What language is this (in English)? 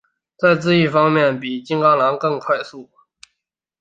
Chinese